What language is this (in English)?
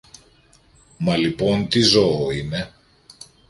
Greek